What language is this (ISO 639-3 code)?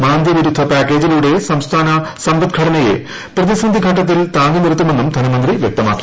mal